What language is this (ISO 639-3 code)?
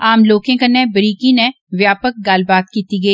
doi